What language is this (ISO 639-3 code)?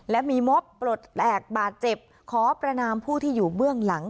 tha